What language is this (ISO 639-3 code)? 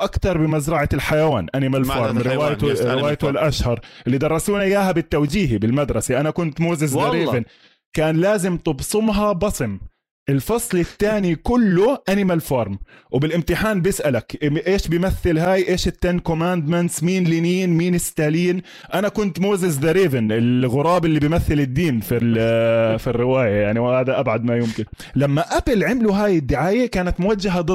ara